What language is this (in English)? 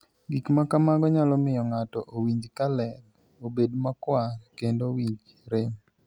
Luo (Kenya and Tanzania)